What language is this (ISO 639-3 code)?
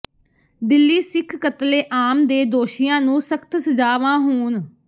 pan